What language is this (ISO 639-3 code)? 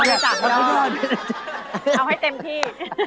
tha